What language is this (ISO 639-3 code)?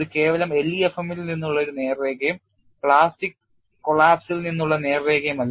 mal